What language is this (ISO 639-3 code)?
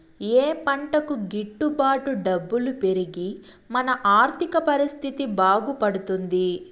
tel